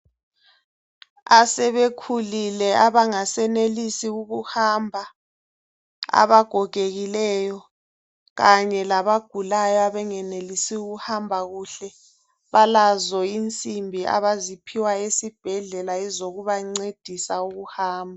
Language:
North Ndebele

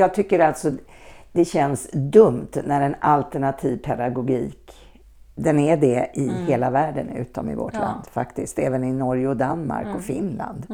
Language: Swedish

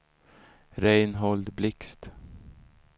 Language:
Swedish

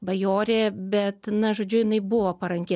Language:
Lithuanian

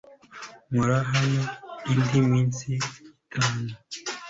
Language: Kinyarwanda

